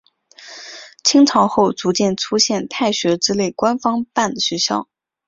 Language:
Chinese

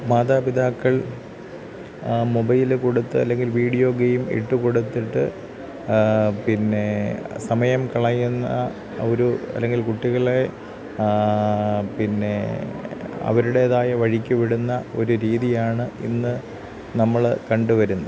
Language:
Malayalam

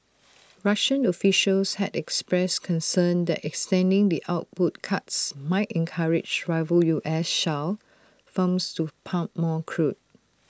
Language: English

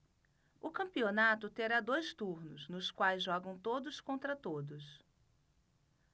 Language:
Portuguese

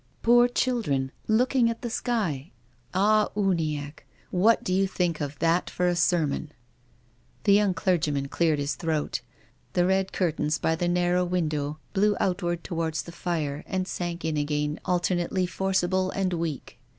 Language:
English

